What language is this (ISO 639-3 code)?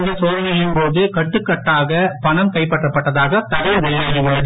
tam